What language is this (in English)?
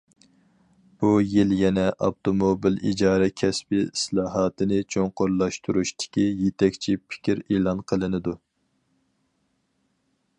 Uyghur